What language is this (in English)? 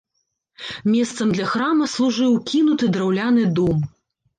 Belarusian